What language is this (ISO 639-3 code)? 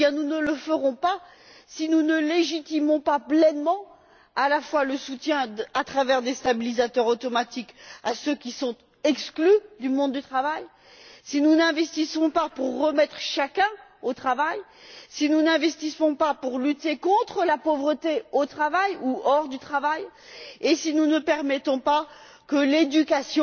fra